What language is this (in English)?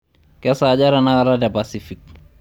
Masai